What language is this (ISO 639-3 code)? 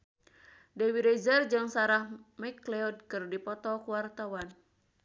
sun